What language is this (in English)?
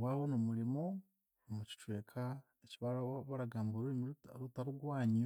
Chiga